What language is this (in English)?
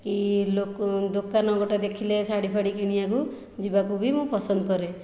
Odia